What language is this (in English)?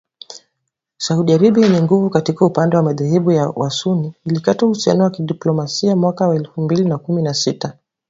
Swahili